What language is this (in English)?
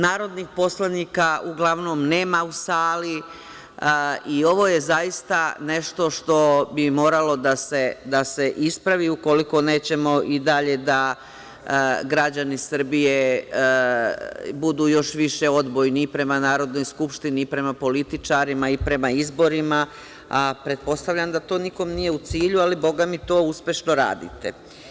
Serbian